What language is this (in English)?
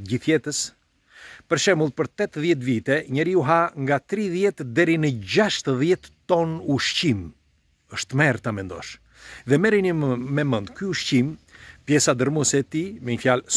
Romanian